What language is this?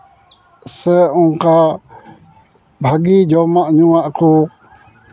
Santali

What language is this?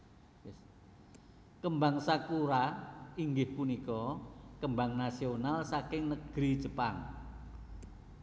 Javanese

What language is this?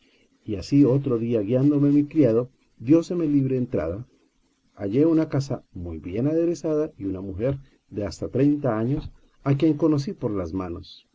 Spanish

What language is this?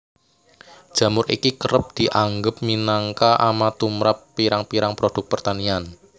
Javanese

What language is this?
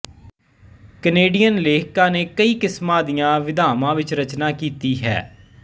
Punjabi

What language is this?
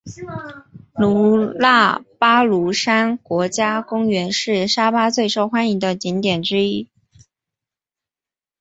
Chinese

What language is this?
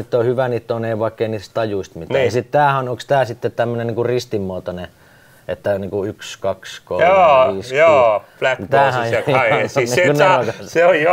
Finnish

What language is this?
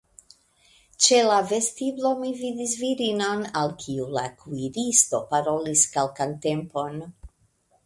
Esperanto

